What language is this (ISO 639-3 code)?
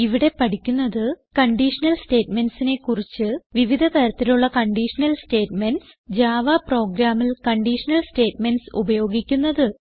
mal